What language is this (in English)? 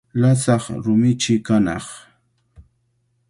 Cajatambo North Lima Quechua